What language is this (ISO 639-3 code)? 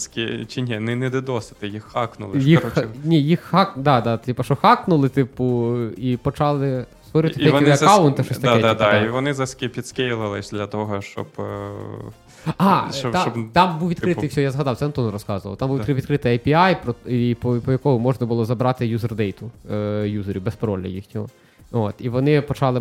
ukr